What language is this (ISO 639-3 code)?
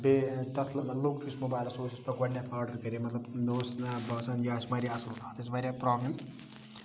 kas